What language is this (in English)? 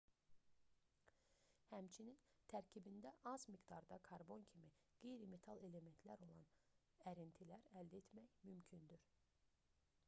Azerbaijani